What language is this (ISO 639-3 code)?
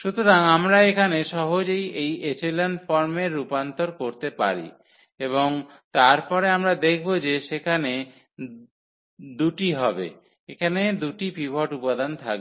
ben